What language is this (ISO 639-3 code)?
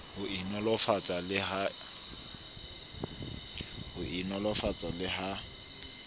sot